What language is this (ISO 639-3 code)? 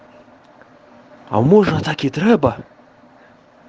rus